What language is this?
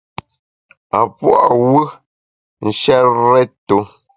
Bamun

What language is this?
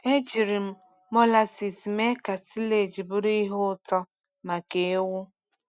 Igbo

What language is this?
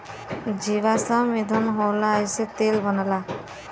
Bhojpuri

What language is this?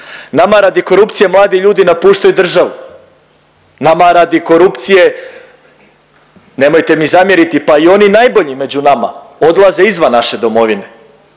Croatian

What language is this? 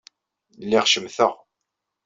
Kabyle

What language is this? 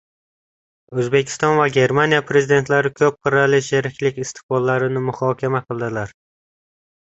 Uzbek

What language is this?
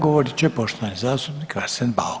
Croatian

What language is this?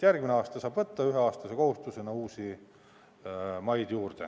Estonian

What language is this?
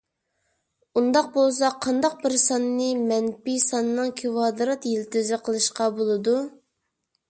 Uyghur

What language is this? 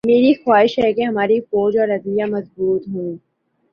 Urdu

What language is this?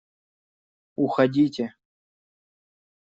Russian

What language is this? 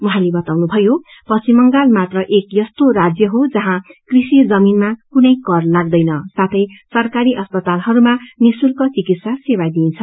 Nepali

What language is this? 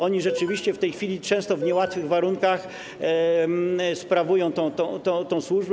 Polish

